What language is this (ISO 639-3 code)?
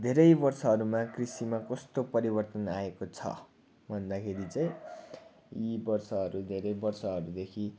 nep